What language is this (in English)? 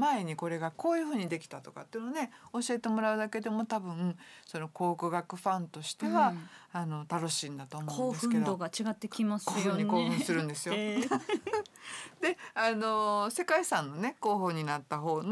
Japanese